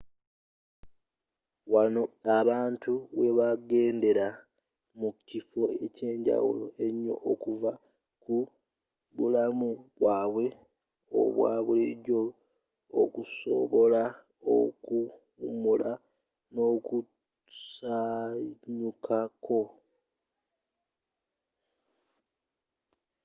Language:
Ganda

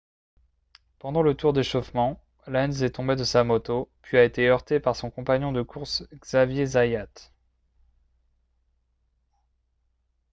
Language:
French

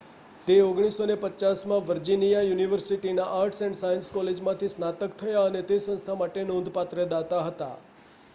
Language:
Gujarati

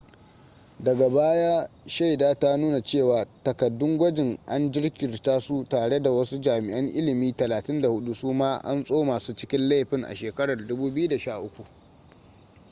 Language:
Hausa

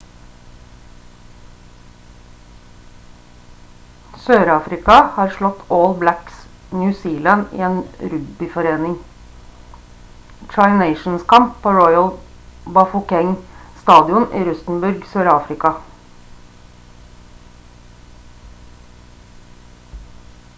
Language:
Norwegian Bokmål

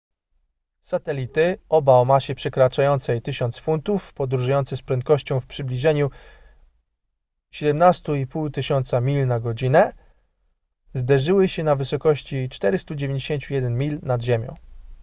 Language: Polish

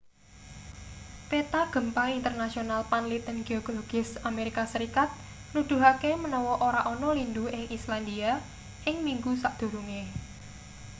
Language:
Javanese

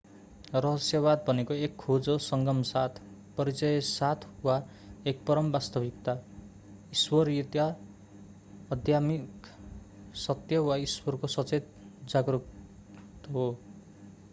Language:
Nepali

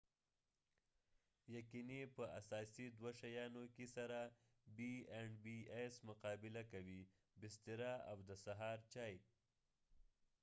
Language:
Pashto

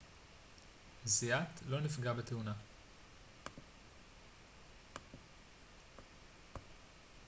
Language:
Hebrew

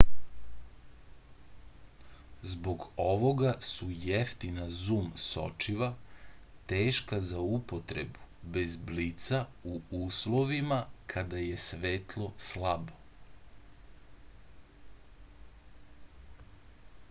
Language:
Serbian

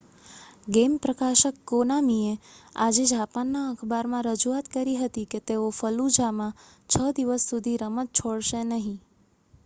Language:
Gujarati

